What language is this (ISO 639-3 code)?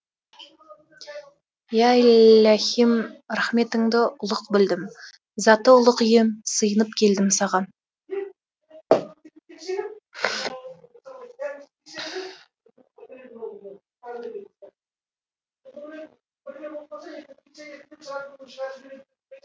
kaz